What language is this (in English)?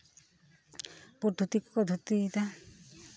Santali